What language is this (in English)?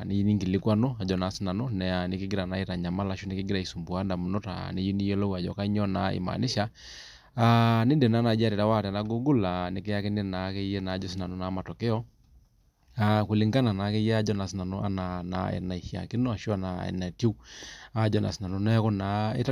Masai